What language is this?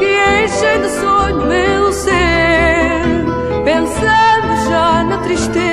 Portuguese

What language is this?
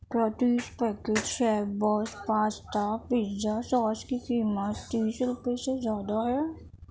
Urdu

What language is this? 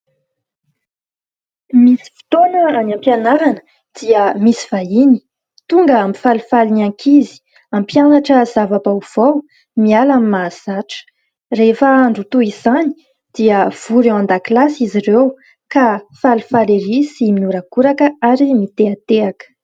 Malagasy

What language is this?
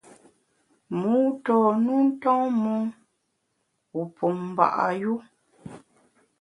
Bamun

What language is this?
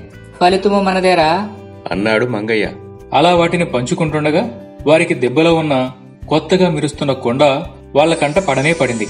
Telugu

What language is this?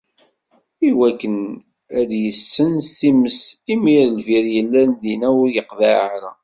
Kabyle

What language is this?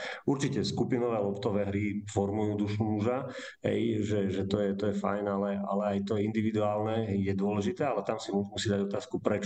Slovak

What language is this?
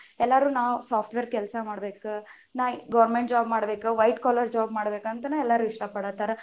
Kannada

